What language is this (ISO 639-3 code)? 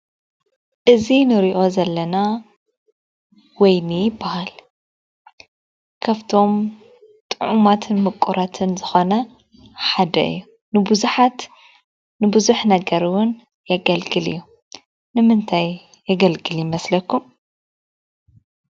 tir